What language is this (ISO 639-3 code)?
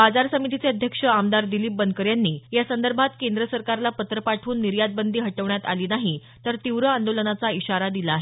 mar